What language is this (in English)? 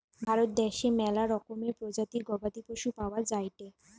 Bangla